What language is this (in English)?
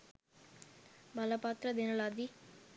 Sinhala